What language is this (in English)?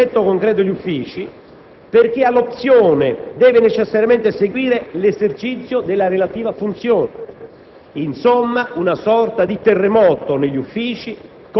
Italian